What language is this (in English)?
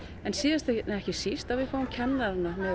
Icelandic